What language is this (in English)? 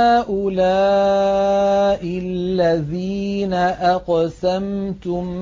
Arabic